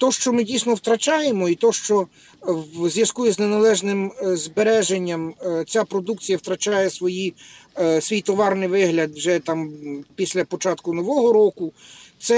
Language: Ukrainian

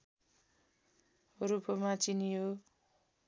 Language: Nepali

